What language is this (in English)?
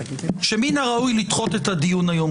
Hebrew